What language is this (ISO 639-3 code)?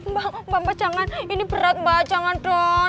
ind